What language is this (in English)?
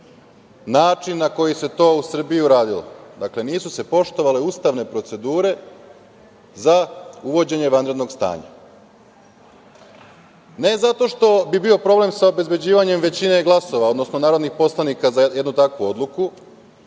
Serbian